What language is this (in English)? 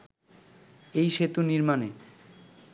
Bangla